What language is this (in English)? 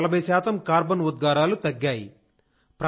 Telugu